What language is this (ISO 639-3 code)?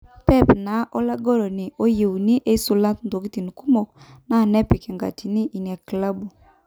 mas